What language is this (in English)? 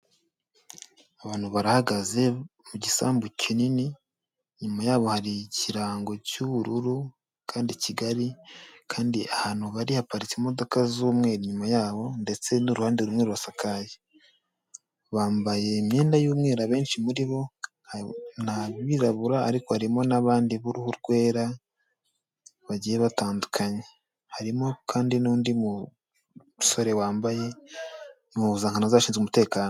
Kinyarwanda